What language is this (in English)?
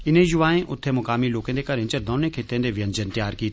Dogri